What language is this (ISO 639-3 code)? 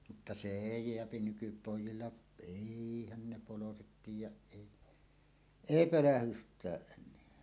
fin